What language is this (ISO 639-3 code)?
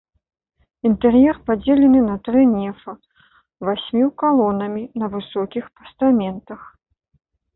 bel